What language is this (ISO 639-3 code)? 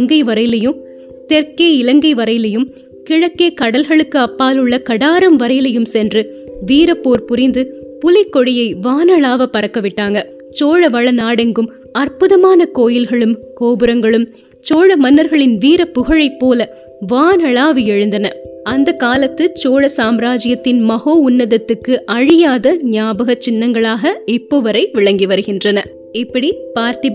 tam